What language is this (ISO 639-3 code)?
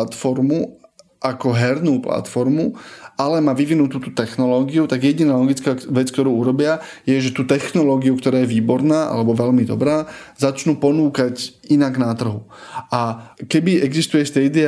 slk